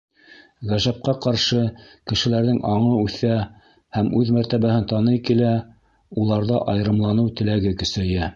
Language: Bashkir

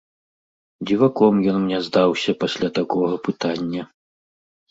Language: Belarusian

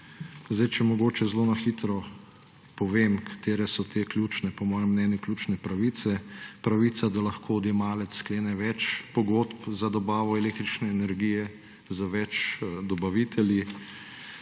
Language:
Slovenian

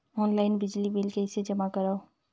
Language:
Chhattisgarhi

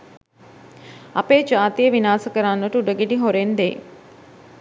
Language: Sinhala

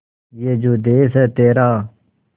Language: Hindi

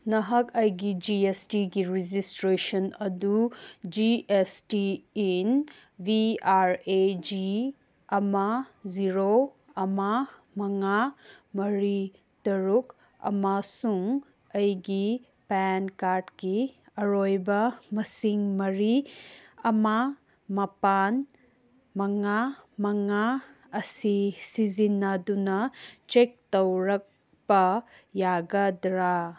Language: Manipuri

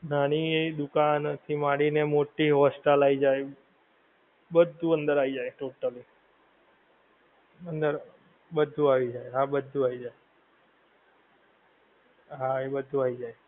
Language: Gujarati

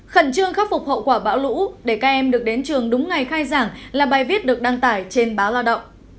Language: Vietnamese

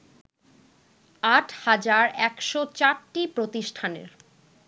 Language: Bangla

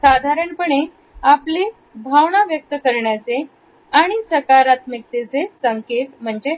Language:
Marathi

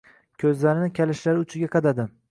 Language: Uzbek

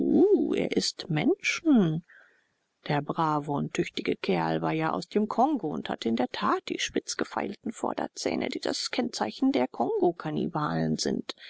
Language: German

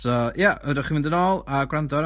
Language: Welsh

